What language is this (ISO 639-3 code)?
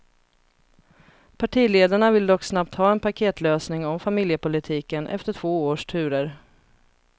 swe